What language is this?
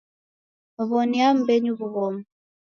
Taita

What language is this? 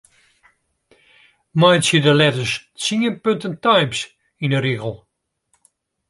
Western Frisian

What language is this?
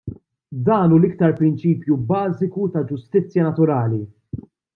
Maltese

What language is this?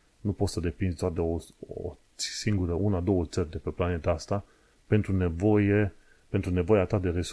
Romanian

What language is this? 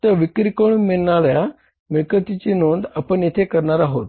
Marathi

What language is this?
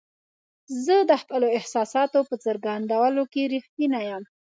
Pashto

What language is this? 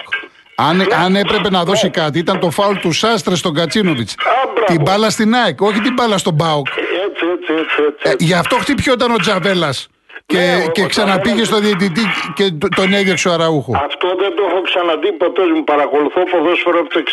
Greek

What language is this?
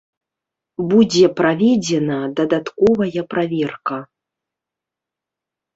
Belarusian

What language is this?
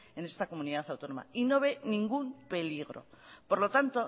Spanish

